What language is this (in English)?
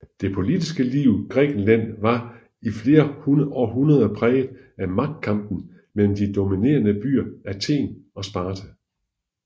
Danish